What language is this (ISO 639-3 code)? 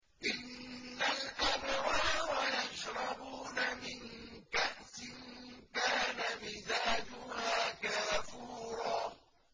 ara